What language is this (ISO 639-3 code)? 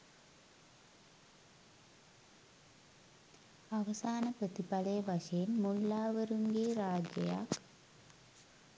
sin